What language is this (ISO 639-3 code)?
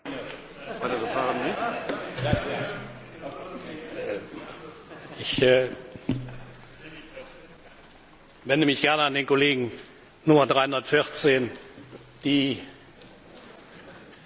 deu